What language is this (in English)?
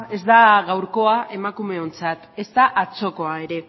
Basque